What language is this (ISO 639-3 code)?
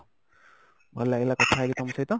ori